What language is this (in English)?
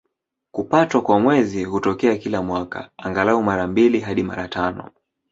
Swahili